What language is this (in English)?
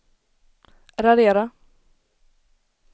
Swedish